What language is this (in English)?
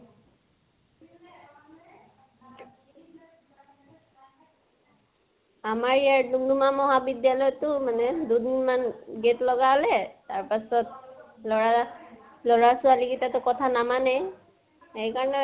Assamese